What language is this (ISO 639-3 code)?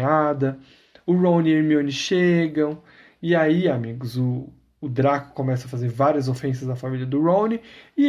por